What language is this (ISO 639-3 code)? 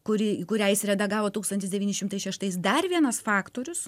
lit